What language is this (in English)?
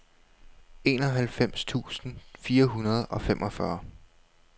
Danish